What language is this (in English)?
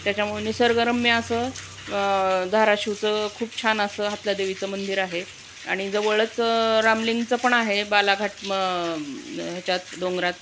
Marathi